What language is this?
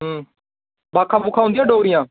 Dogri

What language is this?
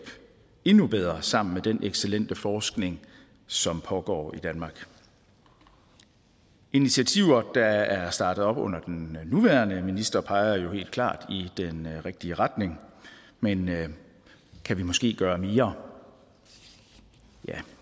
Danish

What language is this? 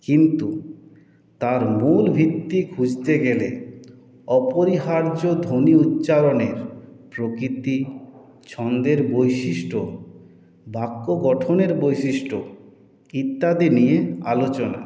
Bangla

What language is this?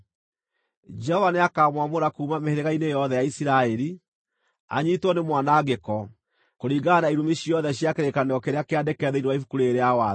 Kikuyu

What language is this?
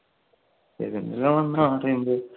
Malayalam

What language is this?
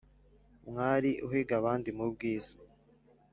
Kinyarwanda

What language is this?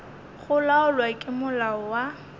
Northern Sotho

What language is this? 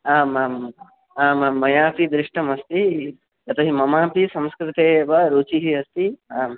Sanskrit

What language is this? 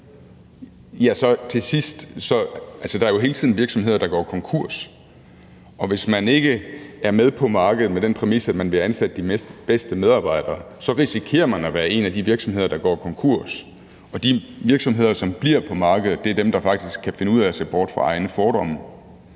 Danish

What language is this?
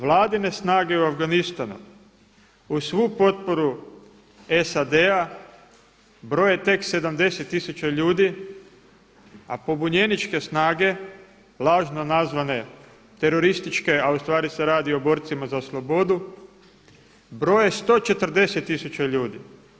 Croatian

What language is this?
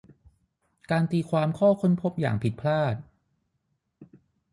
Thai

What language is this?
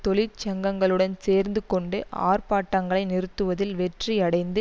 Tamil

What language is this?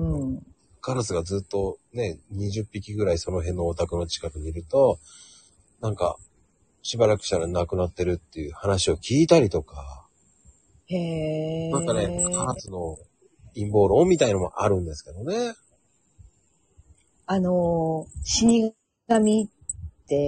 Japanese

